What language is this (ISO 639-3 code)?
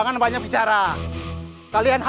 ind